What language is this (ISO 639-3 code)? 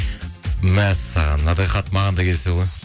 kaz